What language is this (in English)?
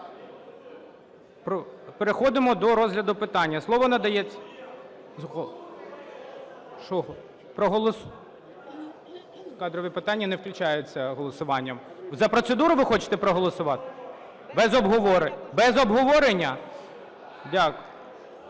Ukrainian